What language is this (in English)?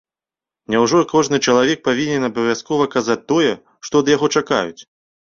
Belarusian